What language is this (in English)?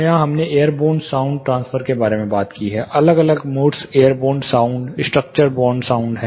Hindi